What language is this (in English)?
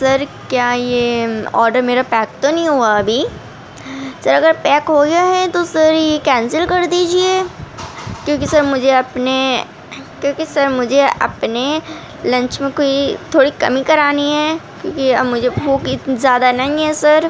Urdu